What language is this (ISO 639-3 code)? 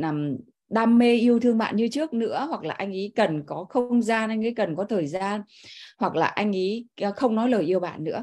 vie